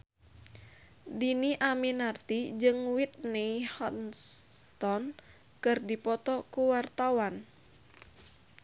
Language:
Sundanese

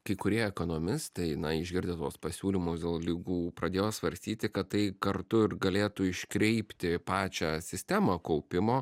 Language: Lithuanian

